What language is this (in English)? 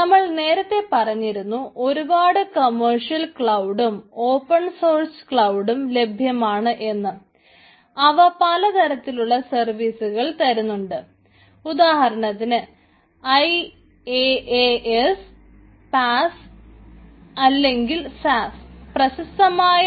Malayalam